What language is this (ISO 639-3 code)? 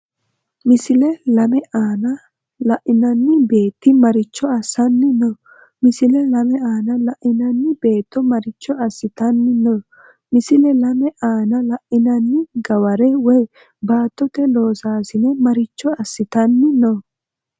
sid